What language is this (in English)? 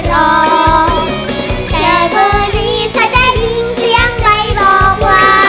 Thai